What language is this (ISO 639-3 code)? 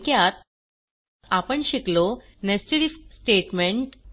mar